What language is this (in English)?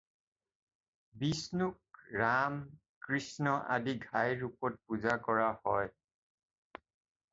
Assamese